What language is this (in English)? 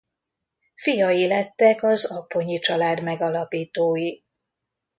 Hungarian